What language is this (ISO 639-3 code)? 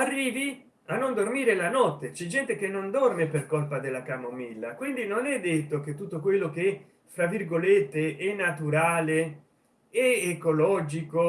ita